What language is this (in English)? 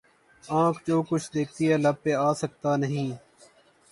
Urdu